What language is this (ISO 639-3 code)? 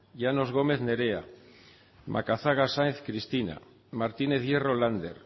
eus